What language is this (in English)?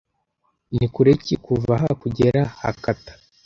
Kinyarwanda